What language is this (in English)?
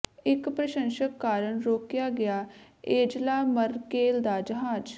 Punjabi